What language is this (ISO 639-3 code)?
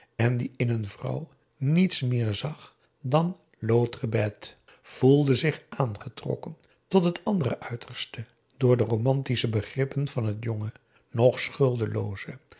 nld